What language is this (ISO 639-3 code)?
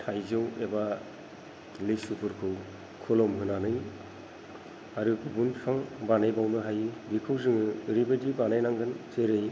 brx